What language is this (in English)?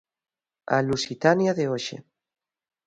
Galician